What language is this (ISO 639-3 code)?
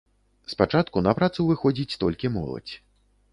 bel